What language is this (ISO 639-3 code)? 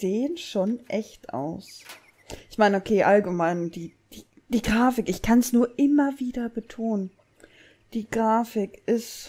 deu